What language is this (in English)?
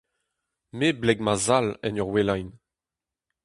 Breton